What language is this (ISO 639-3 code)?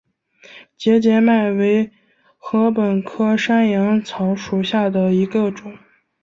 zho